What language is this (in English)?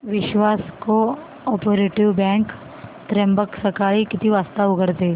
Marathi